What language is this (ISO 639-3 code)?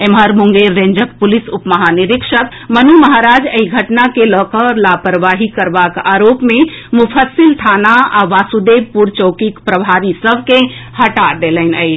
mai